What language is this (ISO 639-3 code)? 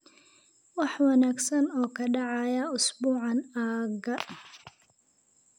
som